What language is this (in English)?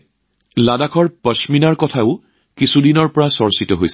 Assamese